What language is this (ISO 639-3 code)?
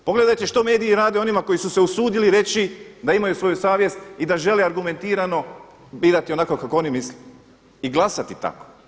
hrv